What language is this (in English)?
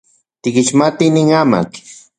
Central Puebla Nahuatl